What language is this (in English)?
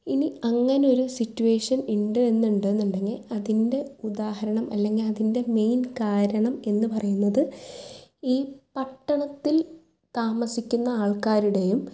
Malayalam